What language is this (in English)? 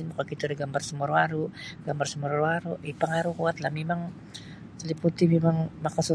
Sabah Bisaya